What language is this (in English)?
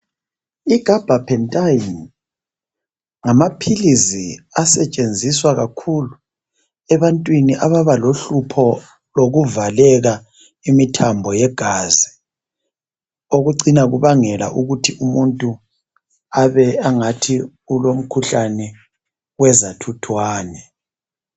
North Ndebele